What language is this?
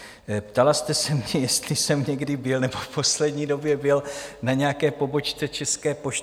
Czech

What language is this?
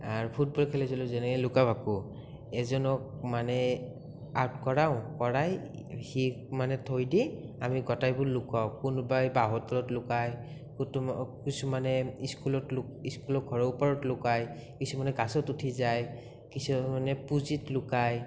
Assamese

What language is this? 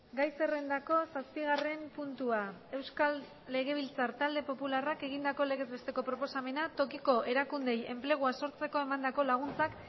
Basque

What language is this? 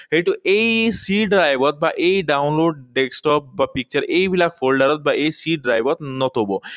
Assamese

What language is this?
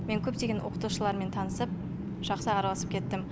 Kazakh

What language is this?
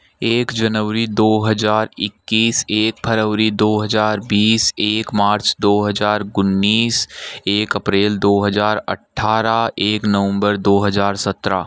Hindi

